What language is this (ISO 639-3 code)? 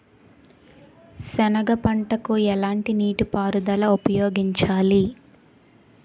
tel